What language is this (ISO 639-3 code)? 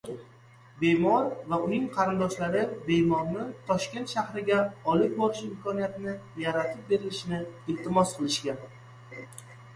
uzb